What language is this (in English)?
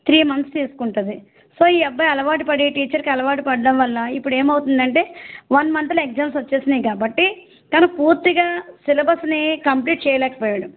Telugu